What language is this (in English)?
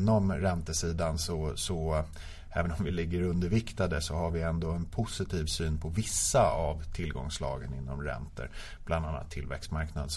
Swedish